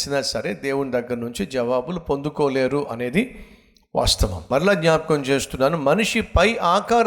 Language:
Telugu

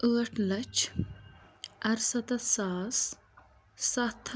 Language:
Kashmiri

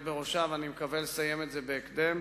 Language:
Hebrew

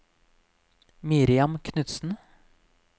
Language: Norwegian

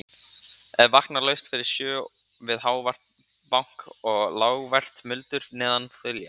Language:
Icelandic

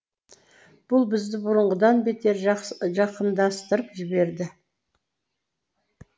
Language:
Kazakh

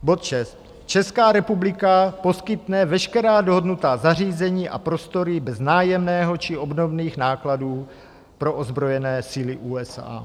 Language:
Czech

